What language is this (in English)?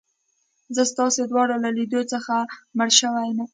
Pashto